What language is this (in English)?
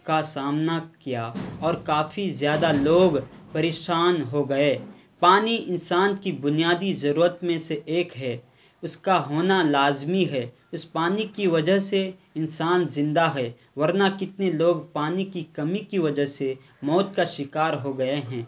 Urdu